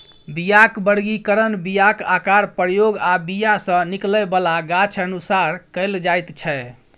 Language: Maithili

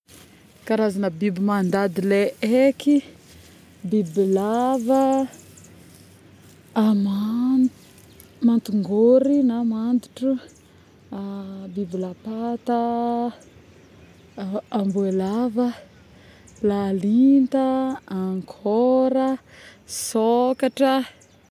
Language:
Northern Betsimisaraka Malagasy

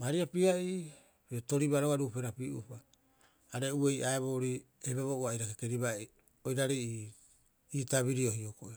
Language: Rapoisi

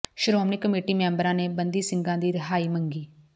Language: Punjabi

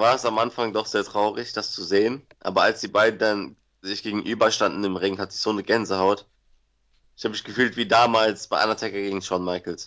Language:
German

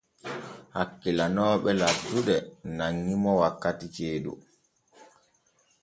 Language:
Borgu Fulfulde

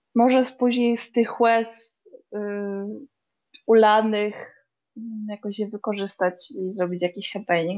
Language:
Polish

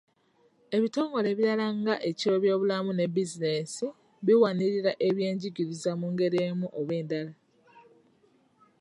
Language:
Ganda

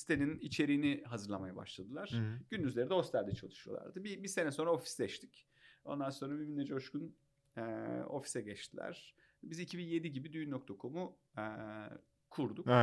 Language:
Turkish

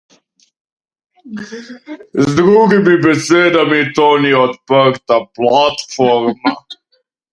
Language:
Slovenian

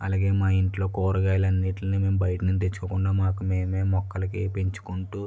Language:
Telugu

